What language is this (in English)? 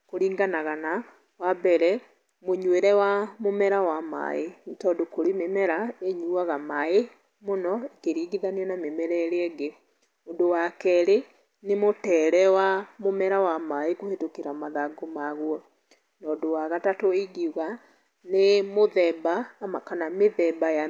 Kikuyu